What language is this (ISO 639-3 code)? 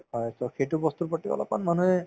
asm